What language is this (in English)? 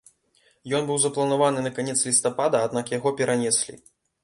Belarusian